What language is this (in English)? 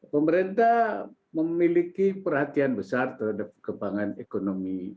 Indonesian